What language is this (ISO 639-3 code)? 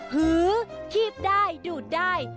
tha